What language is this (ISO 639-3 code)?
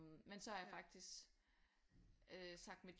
dan